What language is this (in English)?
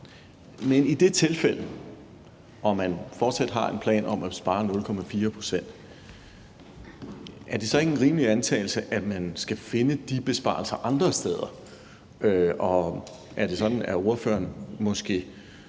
Danish